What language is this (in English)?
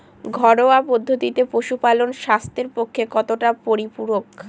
Bangla